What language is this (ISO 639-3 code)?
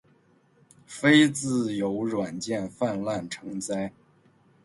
zho